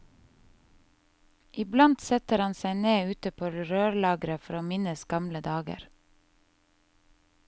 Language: Norwegian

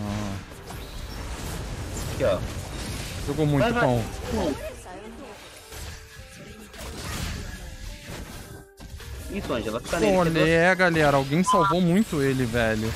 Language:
Portuguese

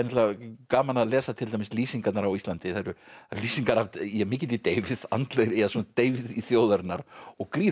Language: Icelandic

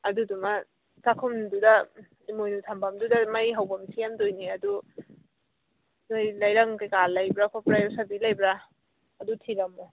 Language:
Manipuri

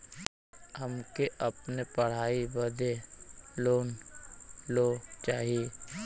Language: Bhojpuri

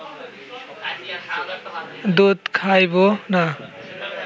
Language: Bangla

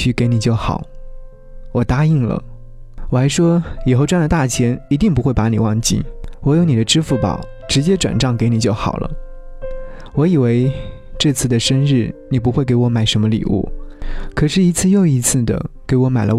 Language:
Chinese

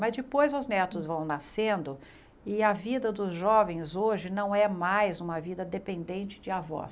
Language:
Portuguese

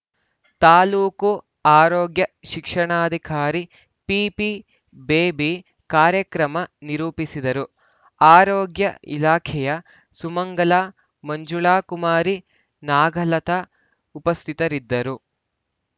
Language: Kannada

